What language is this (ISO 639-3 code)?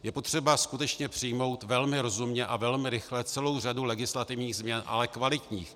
ces